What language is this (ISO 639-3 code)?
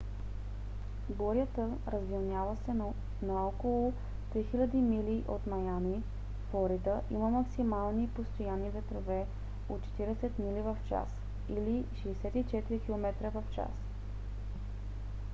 bul